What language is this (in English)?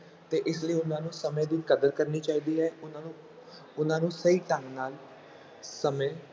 Punjabi